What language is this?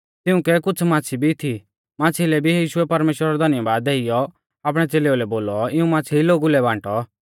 Mahasu Pahari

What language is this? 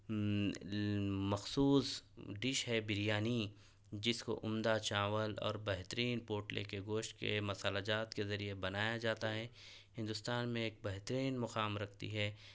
Urdu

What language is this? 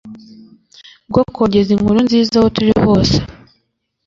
Kinyarwanda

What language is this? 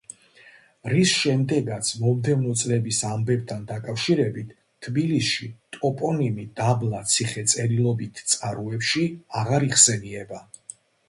Georgian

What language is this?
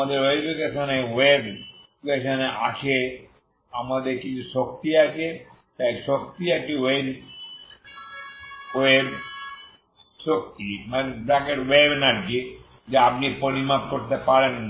Bangla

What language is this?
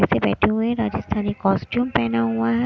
Hindi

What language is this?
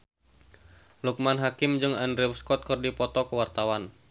Sundanese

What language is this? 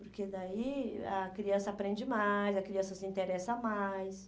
Portuguese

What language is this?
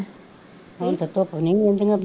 Punjabi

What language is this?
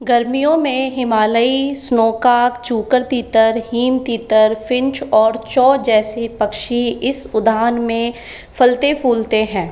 Hindi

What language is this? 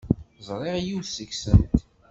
Kabyle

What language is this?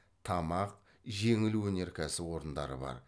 Kazakh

